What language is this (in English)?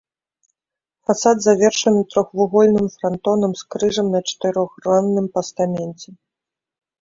Belarusian